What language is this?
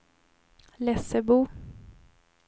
Swedish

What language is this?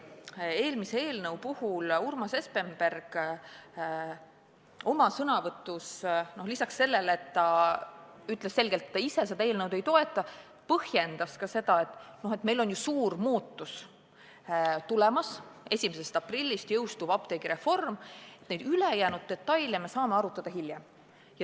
Estonian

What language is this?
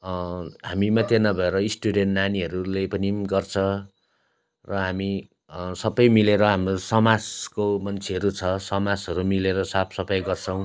Nepali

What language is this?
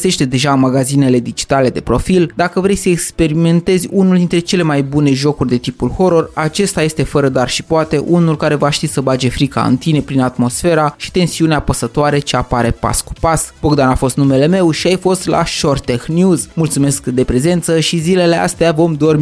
Romanian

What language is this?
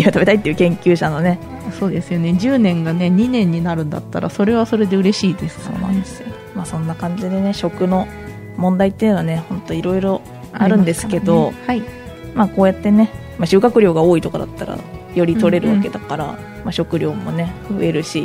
Japanese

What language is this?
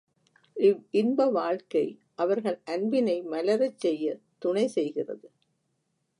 Tamil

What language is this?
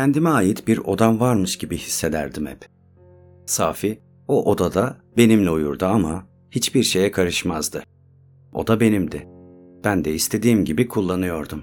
Turkish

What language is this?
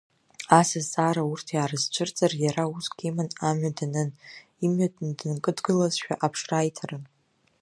Abkhazian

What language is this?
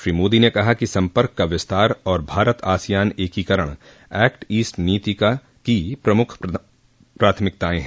Hindi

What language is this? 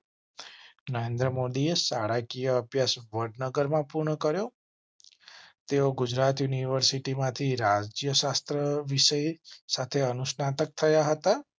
Gujarati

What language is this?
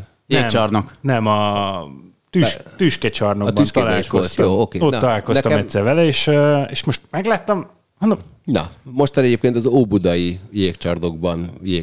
Hungarian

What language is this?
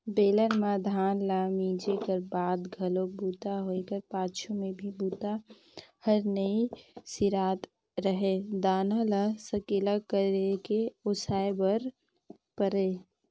Chhattisgarhi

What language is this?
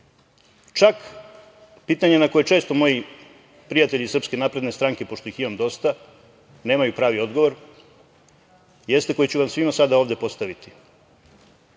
Serbian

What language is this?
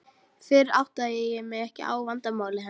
Icelandic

